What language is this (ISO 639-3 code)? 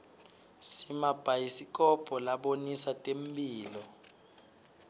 ssw